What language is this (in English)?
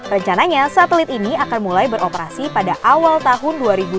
Indonesian